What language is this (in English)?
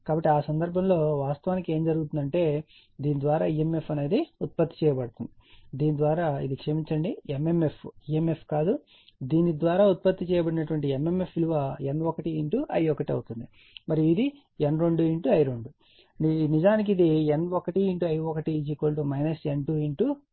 Telugu